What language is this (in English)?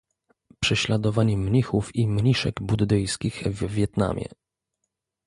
Polish